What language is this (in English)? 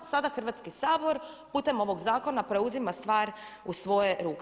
Croatian